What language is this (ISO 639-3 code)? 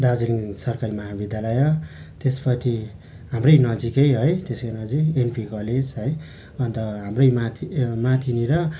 nep